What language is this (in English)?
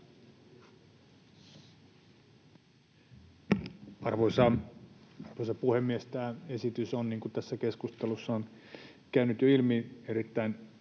Finnish